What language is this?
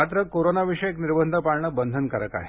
Marathi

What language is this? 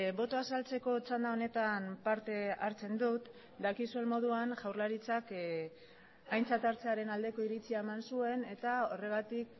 Basque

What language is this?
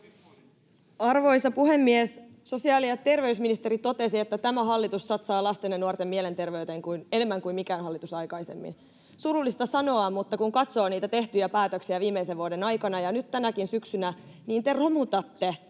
Finnish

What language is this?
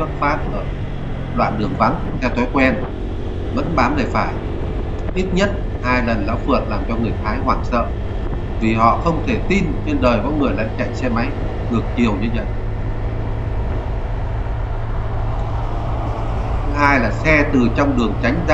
Vietnamese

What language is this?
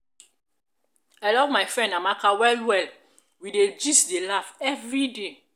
Nigerian Pidgin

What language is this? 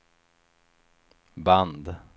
Swedish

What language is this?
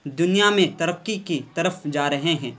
Urdu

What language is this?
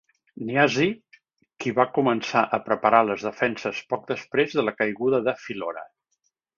Catalan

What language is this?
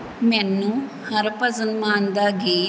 Punjabi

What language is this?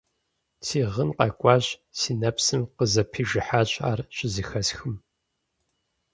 Kabardian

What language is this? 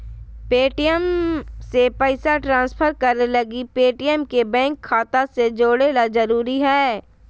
Magahi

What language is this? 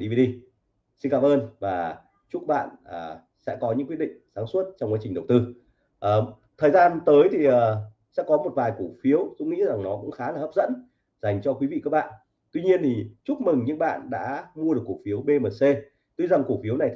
Vietnamese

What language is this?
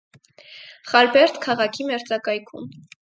Armenian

